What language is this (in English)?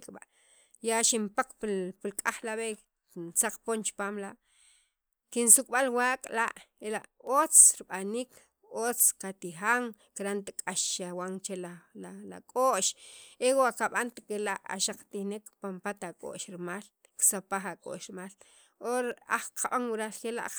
Sacapulteco